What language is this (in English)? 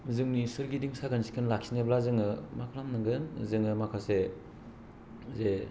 Bodo